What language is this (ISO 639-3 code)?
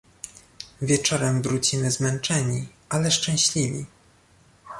pol